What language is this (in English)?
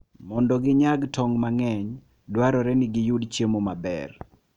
Luo (Kenya and Tanzania)